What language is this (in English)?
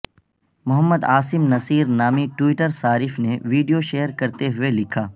Urdu